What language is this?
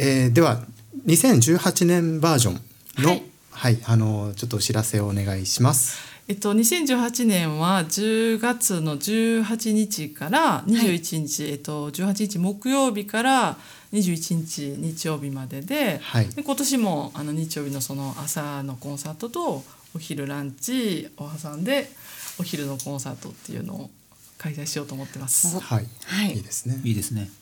Japanese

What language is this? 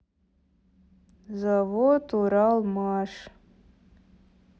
Russian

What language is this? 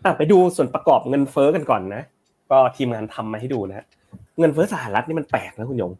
Thai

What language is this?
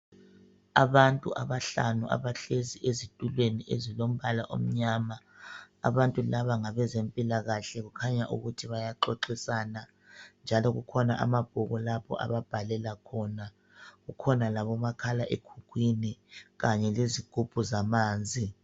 North Ndebele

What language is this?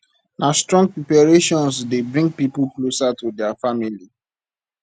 Nigerian Pidgin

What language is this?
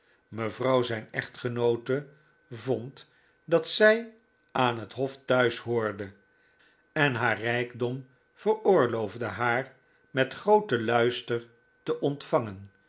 Dutch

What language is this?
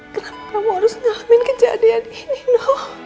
Indonesian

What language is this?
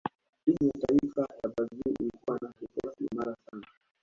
Swahili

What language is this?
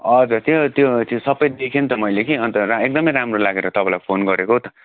Nepali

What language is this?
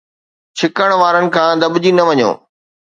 Sindhi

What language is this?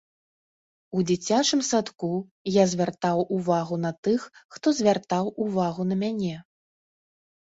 Belarusian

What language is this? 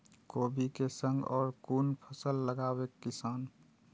Maithili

